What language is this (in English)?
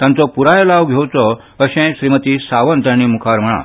Konkani